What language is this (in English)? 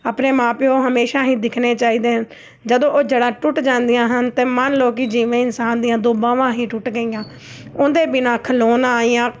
Punjabi